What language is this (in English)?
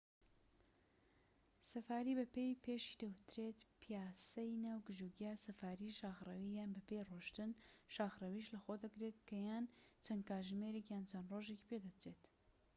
Central Kurdish